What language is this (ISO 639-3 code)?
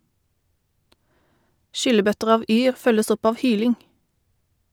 nor